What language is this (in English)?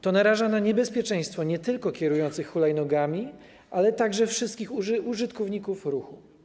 Polish